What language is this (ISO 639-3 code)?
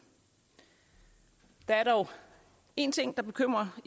dan